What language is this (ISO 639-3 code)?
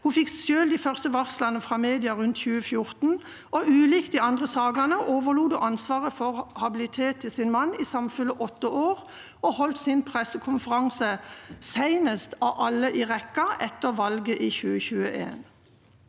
nor